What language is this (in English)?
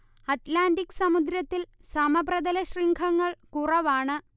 Malayalam